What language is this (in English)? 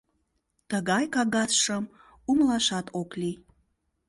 Mari